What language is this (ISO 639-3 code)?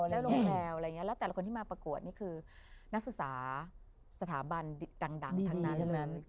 tha